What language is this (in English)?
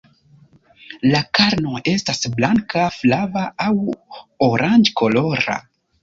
Esperanto